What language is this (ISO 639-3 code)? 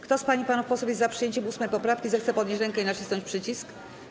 pol